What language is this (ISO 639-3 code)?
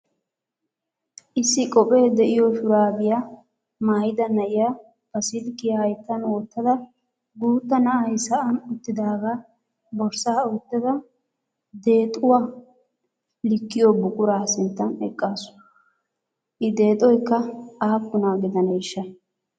wal